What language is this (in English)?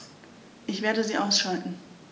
German